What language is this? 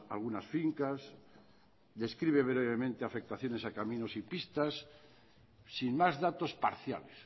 Spanish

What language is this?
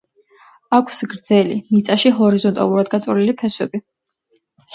Georgian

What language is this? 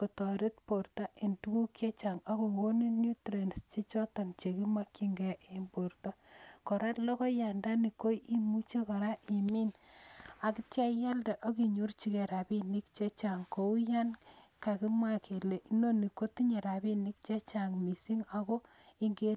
Kalenjin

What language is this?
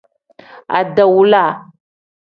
Tem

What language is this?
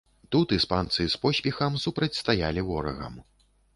Belarusian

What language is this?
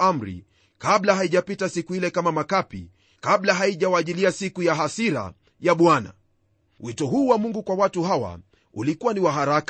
Swahili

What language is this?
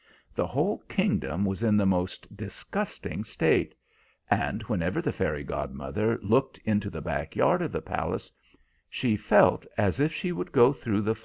English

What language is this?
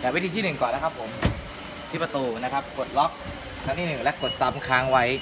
Thai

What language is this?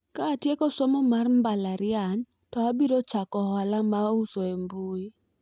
Luo (Kenya and Tanzania)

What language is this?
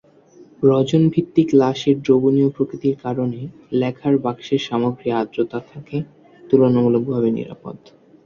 Bangla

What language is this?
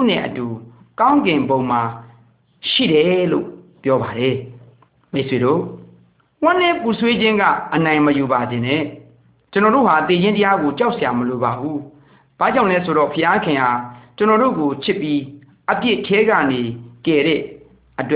Malay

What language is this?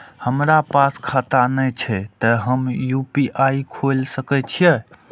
Maithili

